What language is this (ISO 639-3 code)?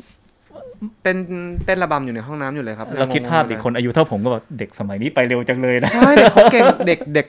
tha